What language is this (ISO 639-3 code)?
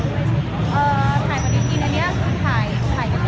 tha